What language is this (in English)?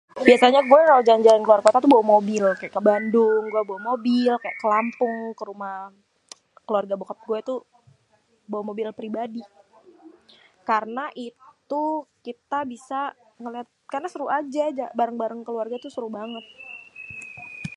Betawi